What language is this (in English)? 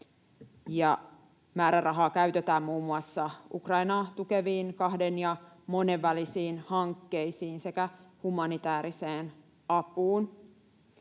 Finnish